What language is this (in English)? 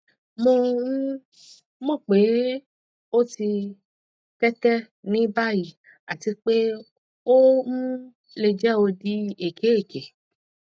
Yoruba